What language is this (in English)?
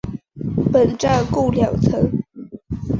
Chinese